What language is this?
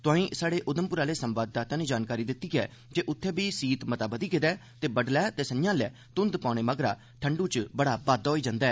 Dogri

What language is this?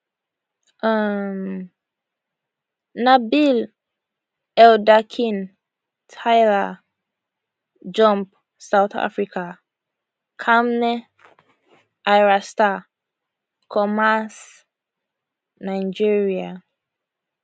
Nigerian Pidgin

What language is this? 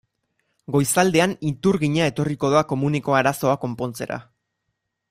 Basque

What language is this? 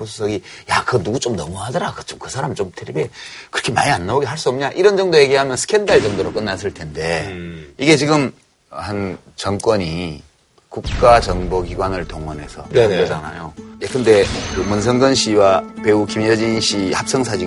Korean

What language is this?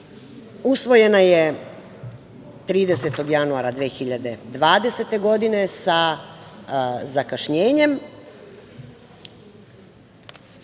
Serbian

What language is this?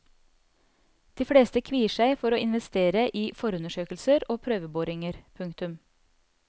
Norwegian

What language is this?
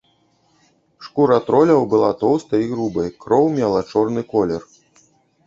Belarusian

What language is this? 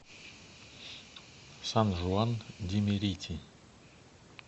Russian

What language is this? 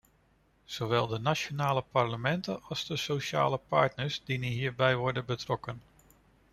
Dutch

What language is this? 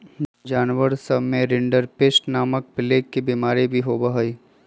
Magahi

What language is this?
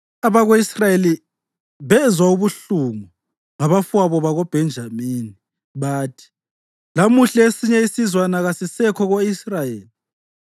North Ndebele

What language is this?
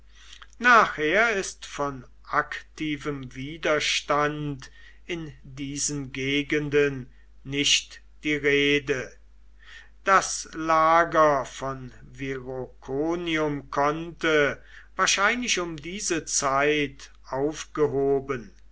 German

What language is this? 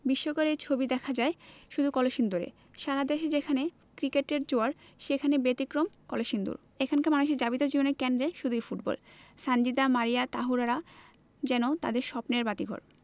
Bangla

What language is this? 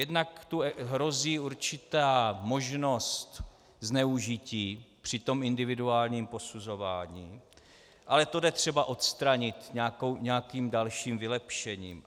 Czech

